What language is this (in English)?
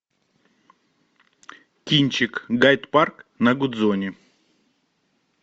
Russian